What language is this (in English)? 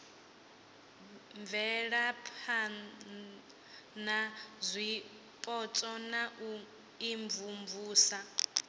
Venda